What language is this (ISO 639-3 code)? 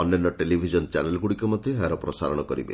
ori